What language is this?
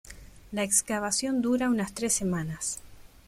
Spanish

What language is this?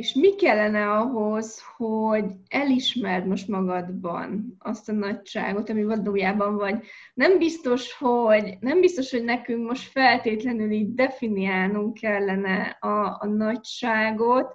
Hungarian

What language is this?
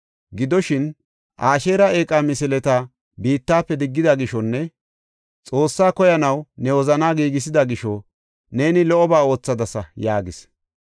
Gofa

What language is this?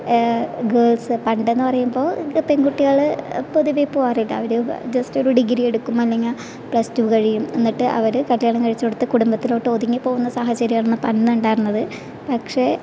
Malayalam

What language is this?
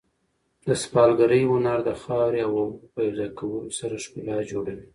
Pashto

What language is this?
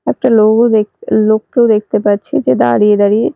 Bangla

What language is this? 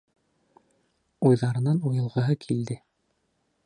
Bashkir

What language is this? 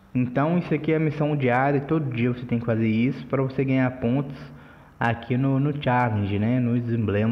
Portuguese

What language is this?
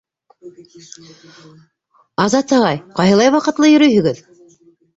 Bashkir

